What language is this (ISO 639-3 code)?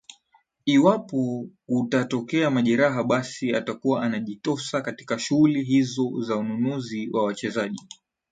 swa